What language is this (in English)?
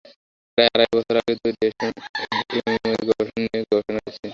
Bangla